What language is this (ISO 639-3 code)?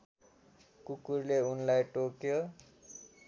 nep